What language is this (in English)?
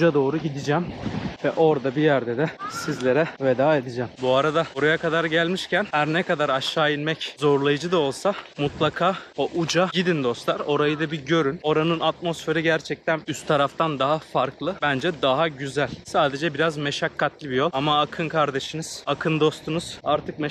Turkish